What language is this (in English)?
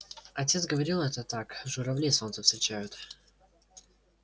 Russian